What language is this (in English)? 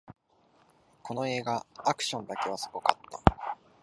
Japanese